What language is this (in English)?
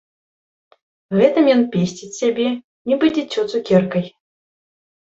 Belarusian